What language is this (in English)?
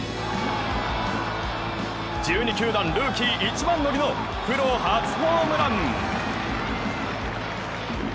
Japanese